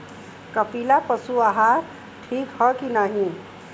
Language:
Bhojpuri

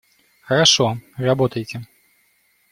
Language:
Russian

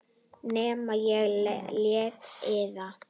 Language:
Icelandic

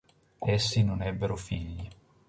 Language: Italian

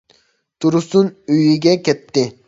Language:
Uyghur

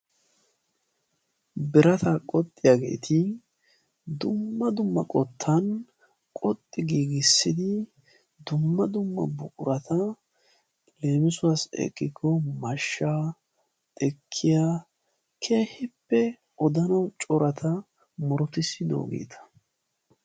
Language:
Wolaytta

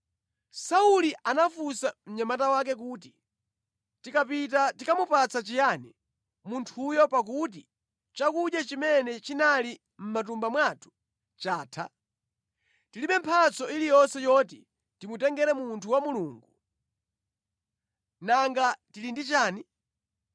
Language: Nyanja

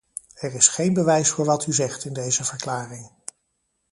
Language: Dutch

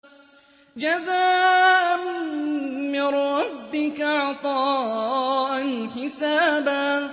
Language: Arabic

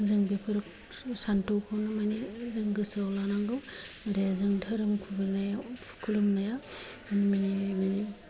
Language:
Bodo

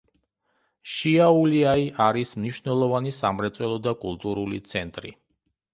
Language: Georgian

